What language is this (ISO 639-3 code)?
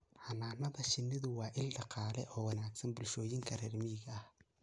som